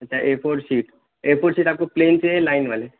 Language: Urdu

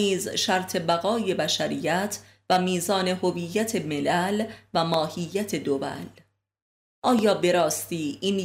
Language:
Persian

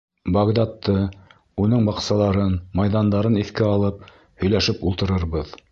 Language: Bashkir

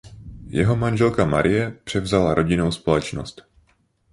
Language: Czech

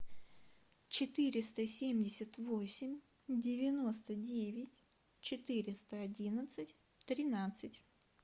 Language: Russian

